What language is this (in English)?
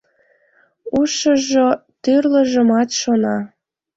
Mari